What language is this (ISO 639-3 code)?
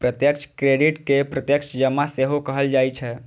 mai